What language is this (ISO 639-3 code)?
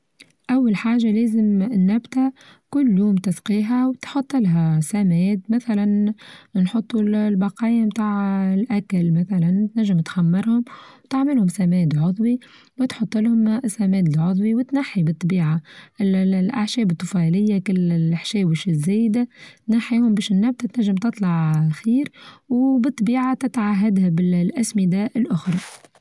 aeb